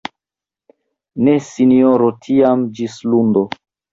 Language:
Esperanto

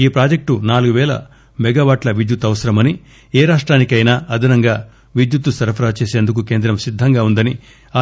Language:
Telugu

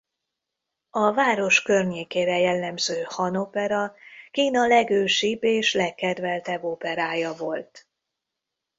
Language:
Hungarian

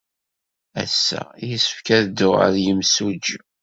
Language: Kabyle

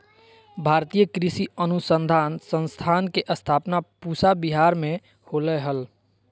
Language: Magahi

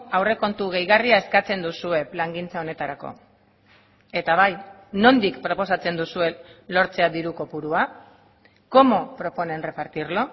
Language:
Basque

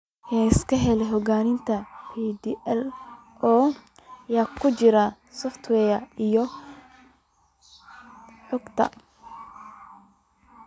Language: Somali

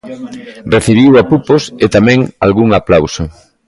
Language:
Galician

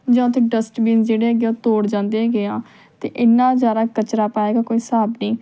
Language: Punjabi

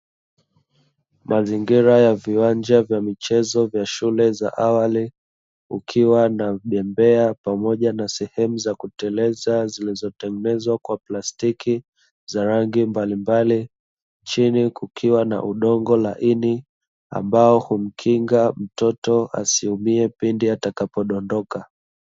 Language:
Swahili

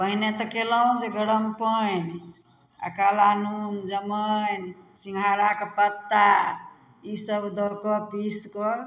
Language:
Maithili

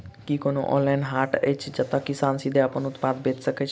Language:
Maithili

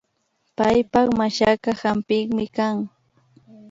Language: Imbabura Highland Quichua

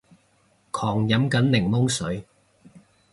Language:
Cantonese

